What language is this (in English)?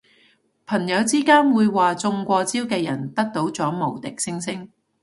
Cantonese